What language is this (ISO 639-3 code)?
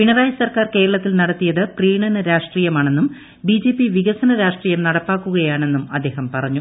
mal